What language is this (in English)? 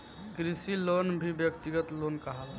Bhojpuri